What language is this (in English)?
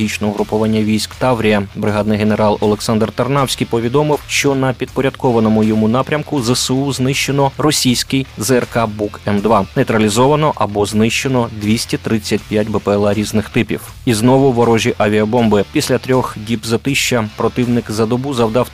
Ukrainian